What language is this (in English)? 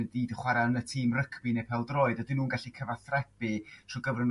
Welsh